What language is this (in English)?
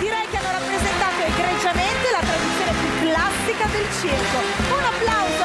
Italian